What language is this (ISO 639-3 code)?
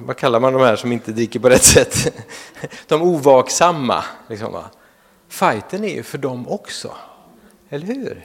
swe